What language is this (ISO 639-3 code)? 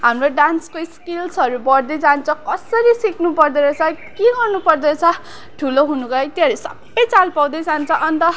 nep